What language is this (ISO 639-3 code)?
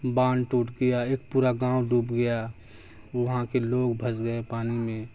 urd